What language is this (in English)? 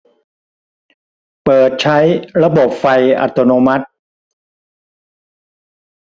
Thai